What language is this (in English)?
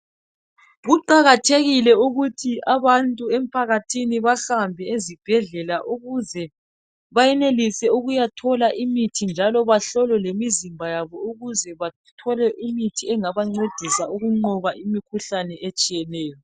North Ndebele